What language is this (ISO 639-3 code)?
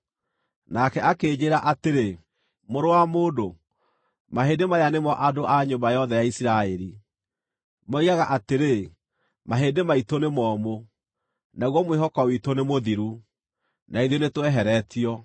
kik